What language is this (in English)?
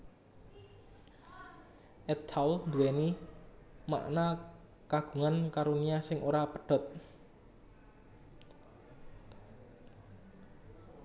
Javanese